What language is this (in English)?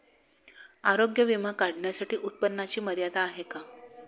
Marathi